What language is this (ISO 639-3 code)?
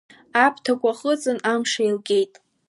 abk